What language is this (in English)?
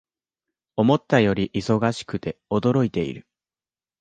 Japanese